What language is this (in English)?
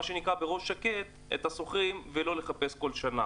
Hebrew